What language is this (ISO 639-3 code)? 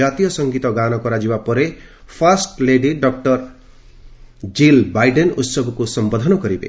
ori